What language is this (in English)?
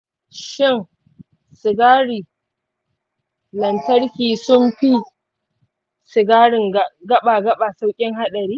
Hausa